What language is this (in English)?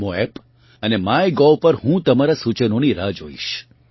Gujarati